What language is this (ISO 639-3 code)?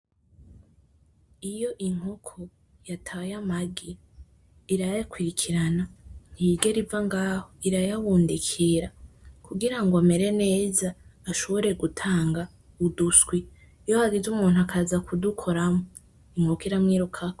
run